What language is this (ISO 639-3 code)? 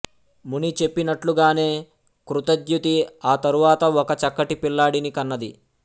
tel